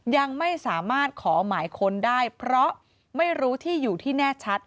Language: Thai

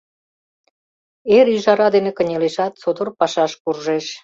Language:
Mari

